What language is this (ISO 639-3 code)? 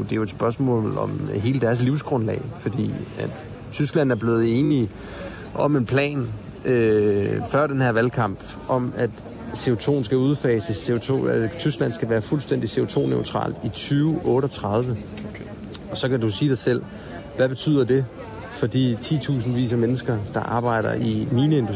dan